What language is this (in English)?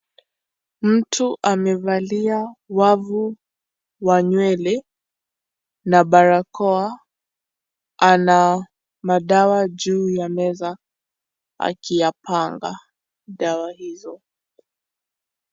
Swahili